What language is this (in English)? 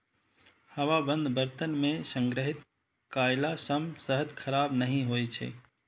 Maithili